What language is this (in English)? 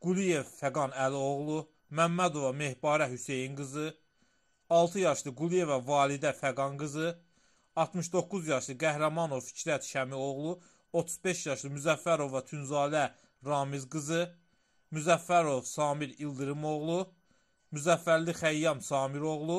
Turkish